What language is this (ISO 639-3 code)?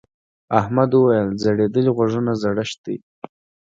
pus